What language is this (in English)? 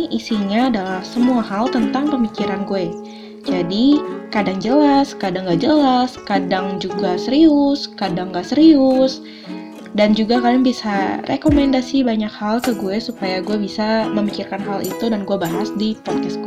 Indonesian